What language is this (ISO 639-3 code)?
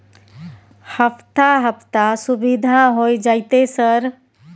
mai